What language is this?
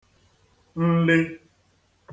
Igbo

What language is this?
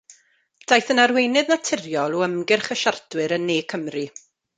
Welsh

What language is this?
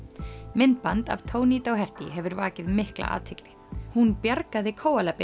Icelandic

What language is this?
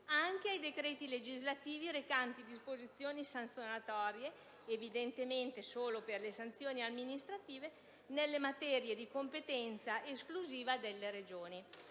Italian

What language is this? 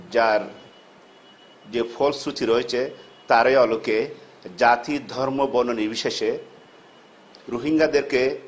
Bangla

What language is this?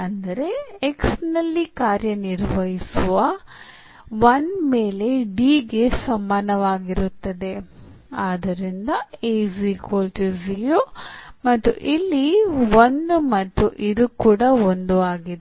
Kannada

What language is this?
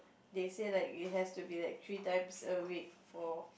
English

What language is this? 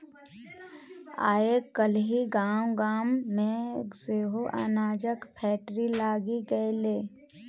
Maithili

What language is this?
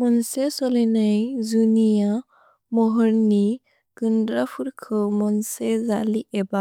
Bodo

